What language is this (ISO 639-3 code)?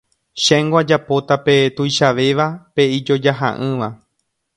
grn